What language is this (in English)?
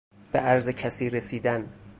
Persian